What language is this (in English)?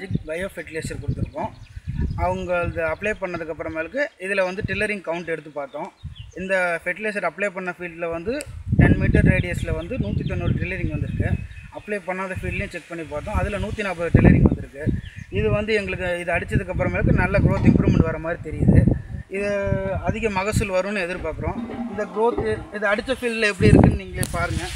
Greek